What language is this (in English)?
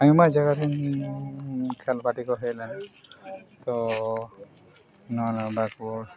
Santali